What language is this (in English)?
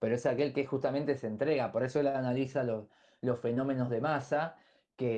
Spanish